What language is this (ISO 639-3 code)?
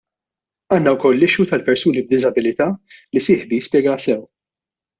mlt